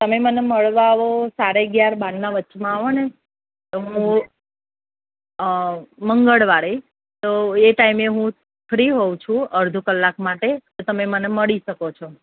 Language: Gujarati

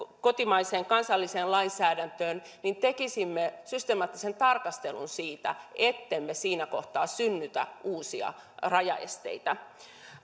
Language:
Finnish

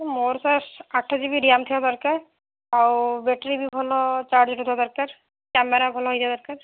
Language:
Odia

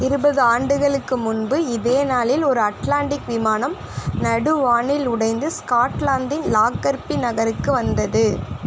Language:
Tamil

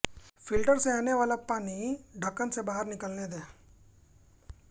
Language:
Hindi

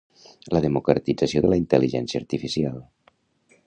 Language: Catalan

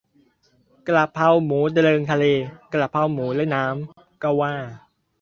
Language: Thai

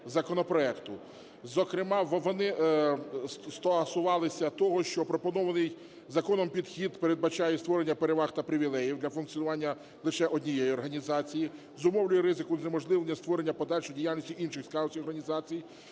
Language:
Ukrainian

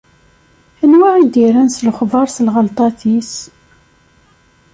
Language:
Kabyle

